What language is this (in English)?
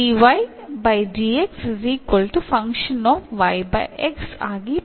Malayalam